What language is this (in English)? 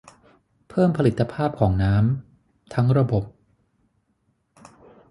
Thai